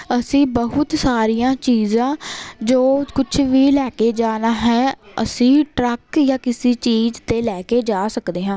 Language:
Punjabi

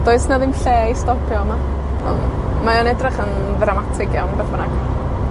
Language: Welsh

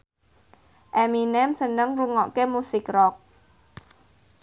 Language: Javanese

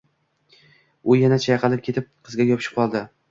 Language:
Uzbek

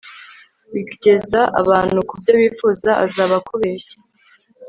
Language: Kinyarwanda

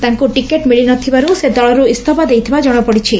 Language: Odia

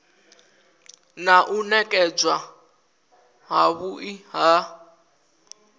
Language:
Venda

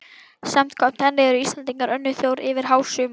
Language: Icelandic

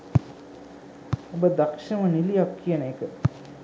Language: Sinhala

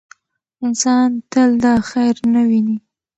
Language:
Pashto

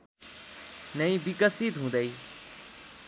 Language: Nepali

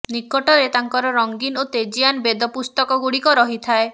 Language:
Odia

